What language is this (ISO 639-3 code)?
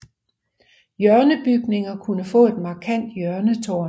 dan